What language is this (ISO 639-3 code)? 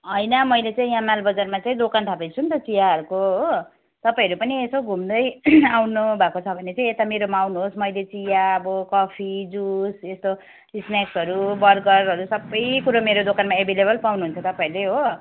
nep